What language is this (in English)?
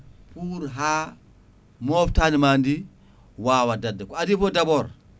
Fula